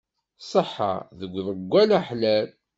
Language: Kabyle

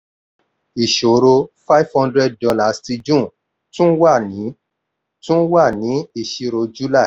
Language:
Yoruba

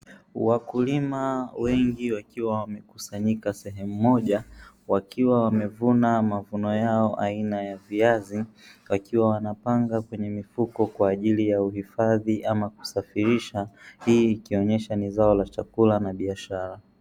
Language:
Swahili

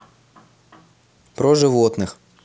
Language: Russian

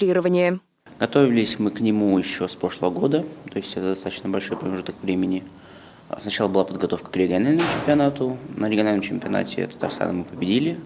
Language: Russian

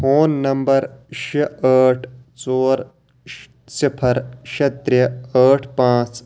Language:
Kashmiri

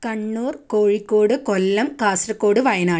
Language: Malayalam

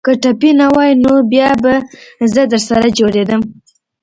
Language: Pashto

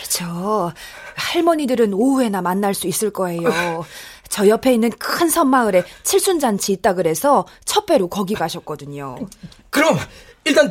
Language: Korean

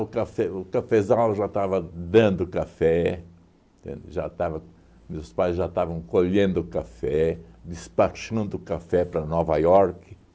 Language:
Portuguese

